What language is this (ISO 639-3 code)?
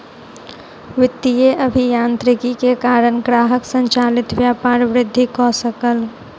mai